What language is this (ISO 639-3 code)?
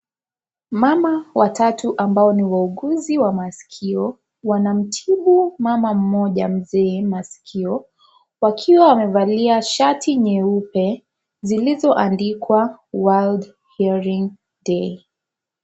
swa